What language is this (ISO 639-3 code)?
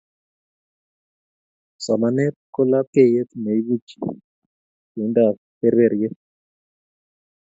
kln